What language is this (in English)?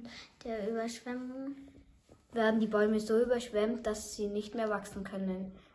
German